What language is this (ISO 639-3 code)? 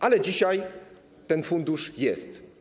pol